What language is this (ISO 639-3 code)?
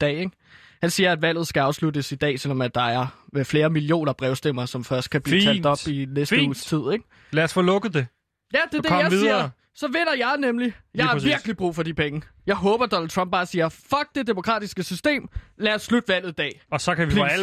dan